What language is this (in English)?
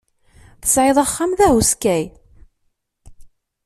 Kabyle